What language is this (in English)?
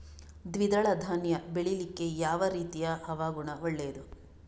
Kannada